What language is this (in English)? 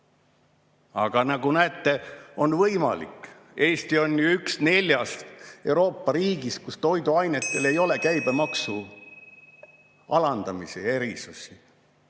Estonian